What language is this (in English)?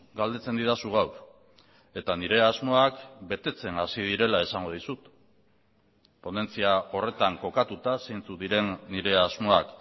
Basque